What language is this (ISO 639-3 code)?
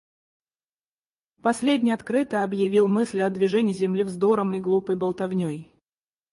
rus